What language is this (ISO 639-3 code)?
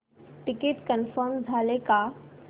mar